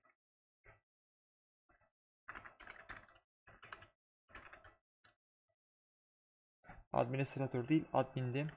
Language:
Turkish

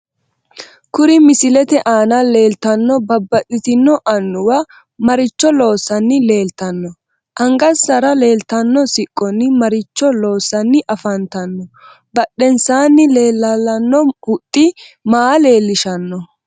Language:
Sidamo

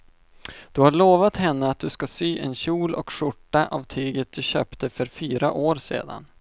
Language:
Swedish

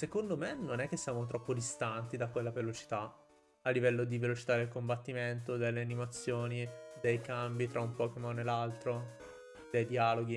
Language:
Italian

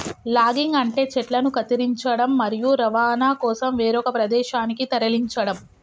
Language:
Telugu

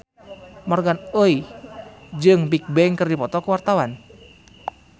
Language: Sundanese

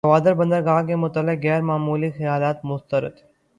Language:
Urdu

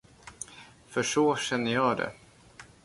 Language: Swedish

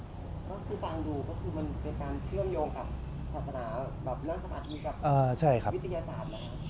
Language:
Thai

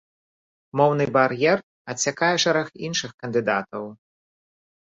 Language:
Belarusian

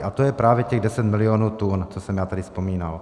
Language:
Czech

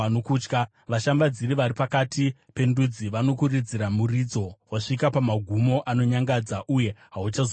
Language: Shona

